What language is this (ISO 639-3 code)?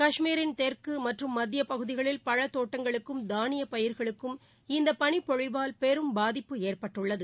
tam